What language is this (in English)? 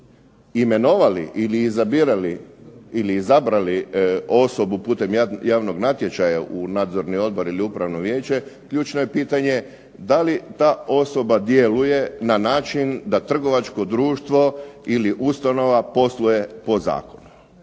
Croatian